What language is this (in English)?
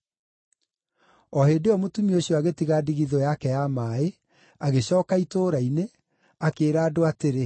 Kikuyu